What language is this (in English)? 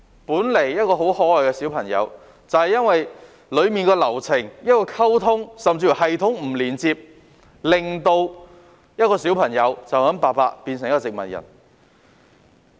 Cantonese